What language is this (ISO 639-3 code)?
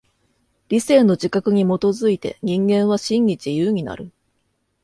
jpn